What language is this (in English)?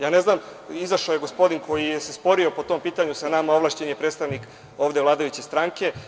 Serbian